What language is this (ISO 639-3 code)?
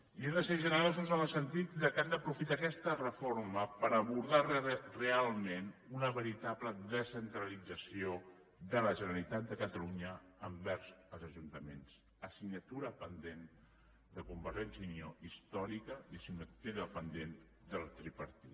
cat